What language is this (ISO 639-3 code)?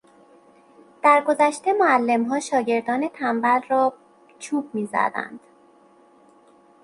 fas